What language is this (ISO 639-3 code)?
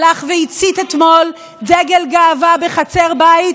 heb